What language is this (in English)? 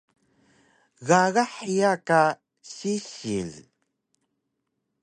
Taroko